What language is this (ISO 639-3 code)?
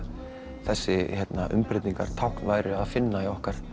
isl